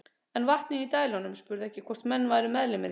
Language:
Icelandic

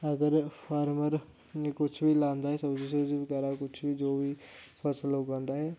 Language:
Dogri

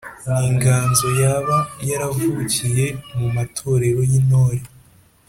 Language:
Kinyarwanda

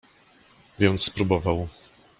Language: Polish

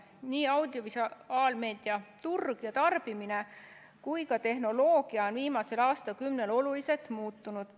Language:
Estonian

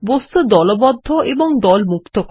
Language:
Bangla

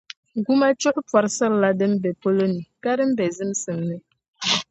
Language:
Dagbani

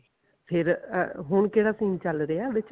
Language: Punjabi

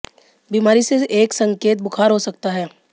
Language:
Hindi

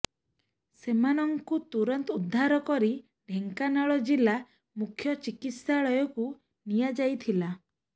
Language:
Odia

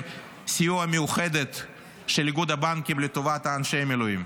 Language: Hebrew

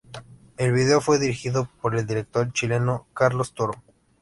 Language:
Spanish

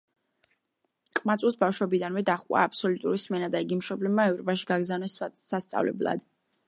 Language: Georgian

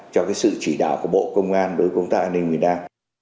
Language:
Vietnamese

